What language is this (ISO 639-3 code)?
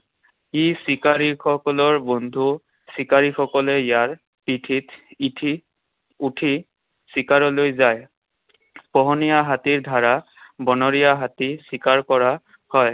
asm